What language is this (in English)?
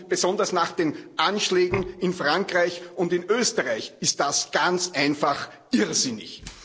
German